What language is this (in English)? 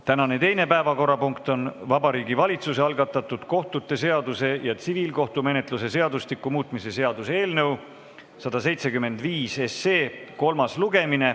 Estonian